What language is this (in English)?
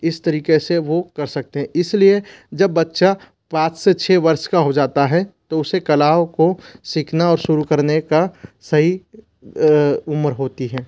Hindi